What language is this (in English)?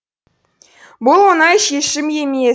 Kazakh